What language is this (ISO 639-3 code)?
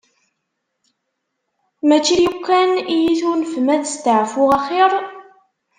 kab